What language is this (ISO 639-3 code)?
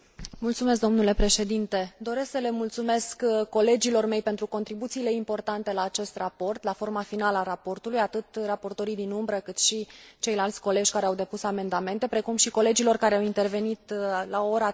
ron